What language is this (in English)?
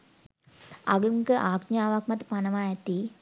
Sinhala